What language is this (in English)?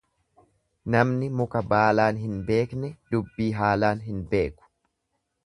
Oromo